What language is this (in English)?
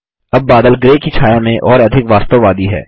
Hindi